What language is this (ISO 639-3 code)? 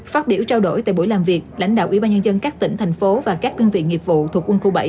vie